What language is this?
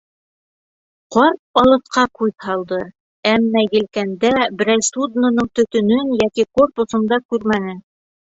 Bashkir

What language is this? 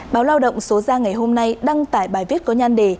Vietnamese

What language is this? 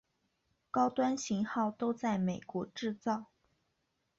Chinese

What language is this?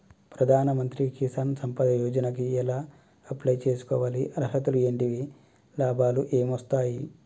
Telugu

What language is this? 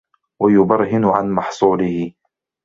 Arabic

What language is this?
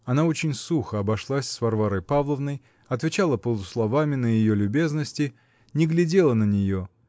Russian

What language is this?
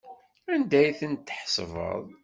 Kabyle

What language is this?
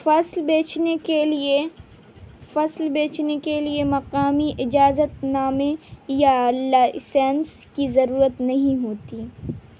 Urdu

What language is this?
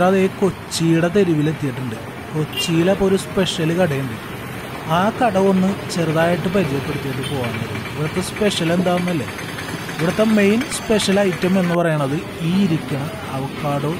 Turkish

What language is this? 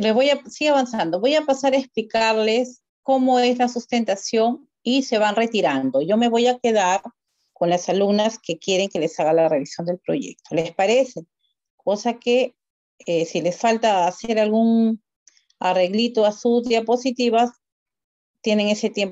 Spanish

